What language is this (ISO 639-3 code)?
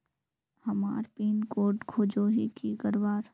mag